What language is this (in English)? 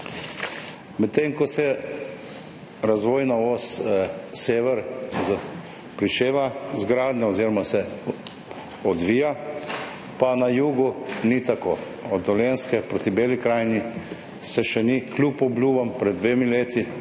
Slovenian